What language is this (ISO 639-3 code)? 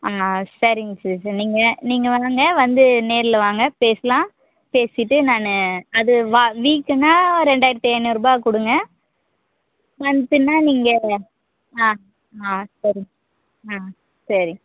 tam